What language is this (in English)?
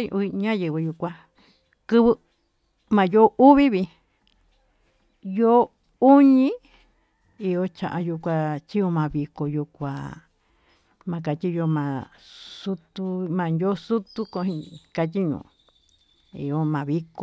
Tututepec Mixtec